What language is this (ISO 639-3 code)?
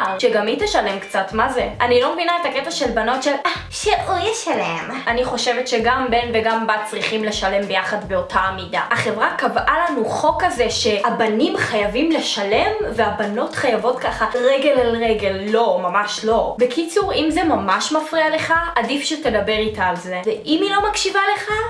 heb